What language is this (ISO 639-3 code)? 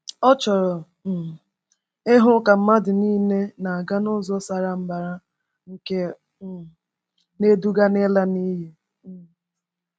ibo